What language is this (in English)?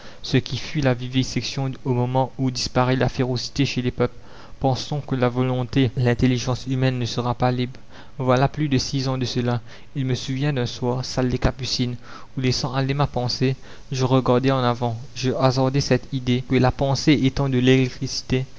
French